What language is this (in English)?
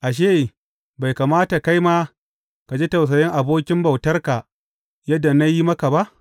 Hausa